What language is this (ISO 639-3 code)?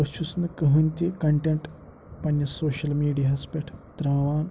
kas